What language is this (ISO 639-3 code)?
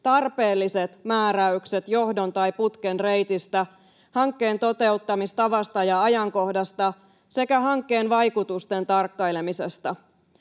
fin